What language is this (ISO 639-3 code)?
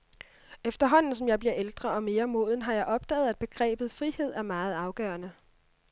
dan